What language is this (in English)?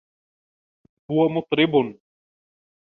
Arabic